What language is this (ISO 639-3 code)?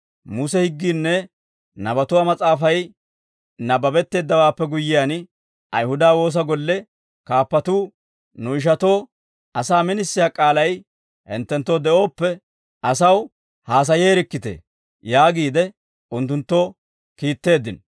dwr